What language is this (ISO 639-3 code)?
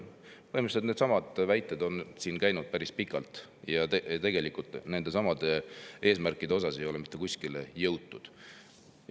est